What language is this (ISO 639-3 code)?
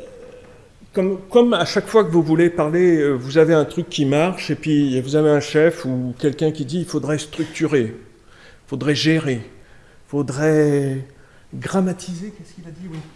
fra